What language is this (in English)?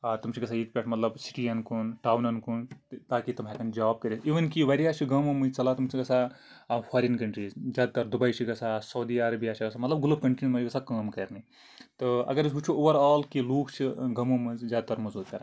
Kashmiri